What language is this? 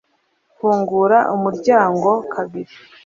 Kinyarwanda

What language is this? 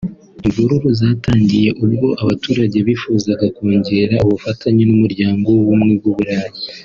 Kinyarwanda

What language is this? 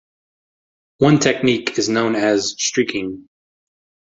English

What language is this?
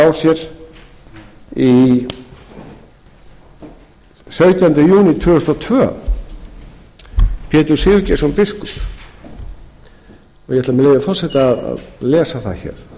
Icelandic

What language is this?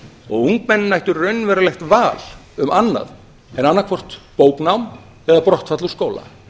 Icelandic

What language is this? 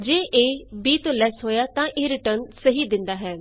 Punjabi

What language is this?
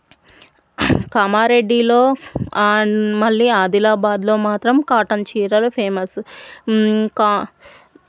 Telugu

